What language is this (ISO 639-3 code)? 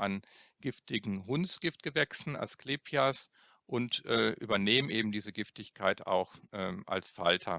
deu